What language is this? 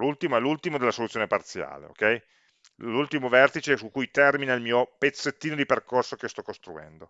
Italian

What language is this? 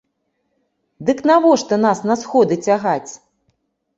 Belarusian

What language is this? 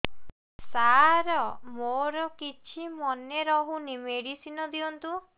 Odia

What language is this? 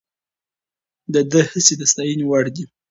Pashto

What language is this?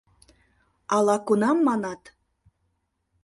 Mari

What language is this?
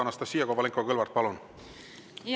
Estonian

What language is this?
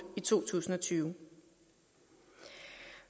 Danish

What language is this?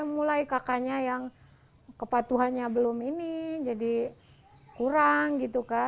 Indonesian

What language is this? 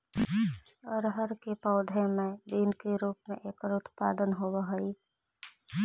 Magahi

